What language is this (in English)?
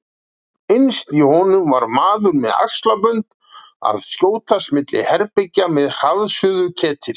Icelandic